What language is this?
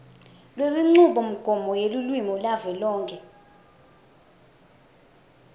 Swati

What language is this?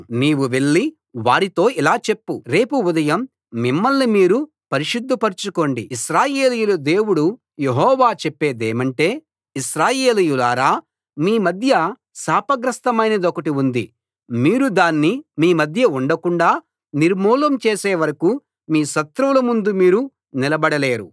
Telugu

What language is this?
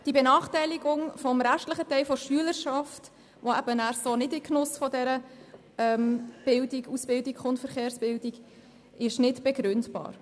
Swiss German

